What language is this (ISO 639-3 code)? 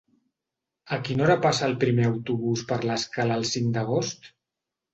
cat